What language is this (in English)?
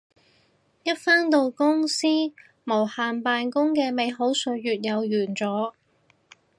Cantonese